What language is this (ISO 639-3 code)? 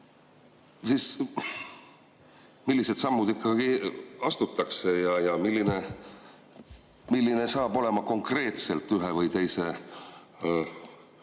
est